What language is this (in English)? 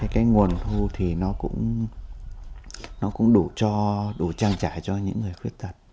Vietnamese